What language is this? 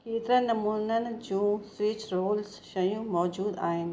Sindhi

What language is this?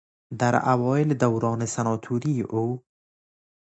Persian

